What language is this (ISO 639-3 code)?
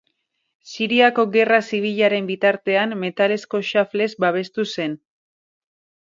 eus